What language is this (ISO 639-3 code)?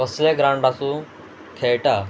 kok